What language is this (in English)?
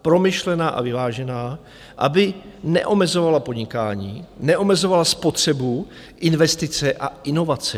Czech